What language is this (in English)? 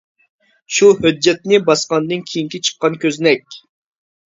Uyghur